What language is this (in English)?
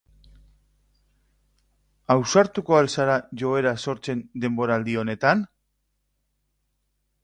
Basque